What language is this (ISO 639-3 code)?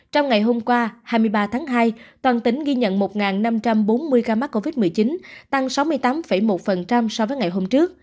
vie